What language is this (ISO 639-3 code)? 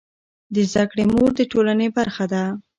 pus